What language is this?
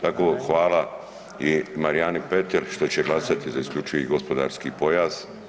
Croatian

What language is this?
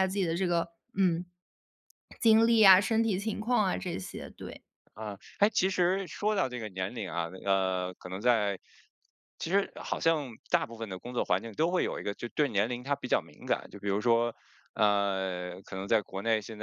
Chinese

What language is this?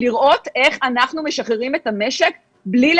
Hebrew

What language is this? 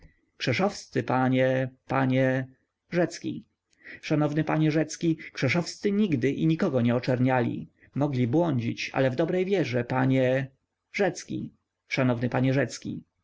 Polish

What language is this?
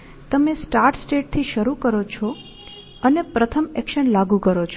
Gujarati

